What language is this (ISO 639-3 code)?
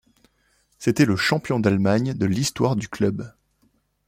fra